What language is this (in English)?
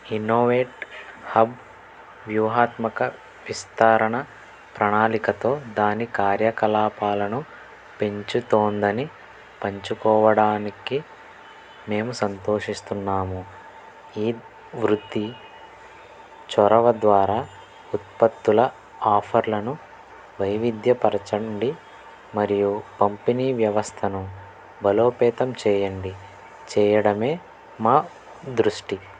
Telugu